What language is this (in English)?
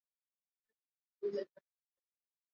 Swahili